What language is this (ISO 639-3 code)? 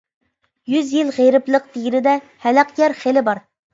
uig